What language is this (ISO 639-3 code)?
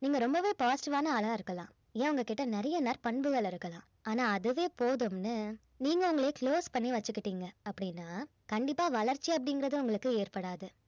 tam